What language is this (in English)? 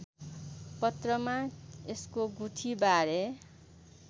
Nepali